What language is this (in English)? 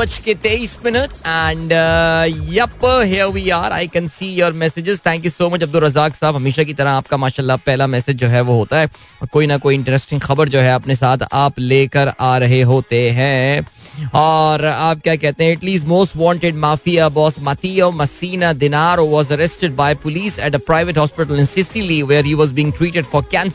Hindi